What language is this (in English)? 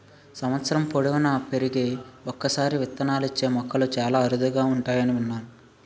Telugu